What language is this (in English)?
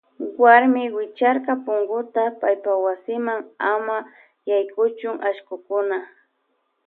Loja Highland Quichua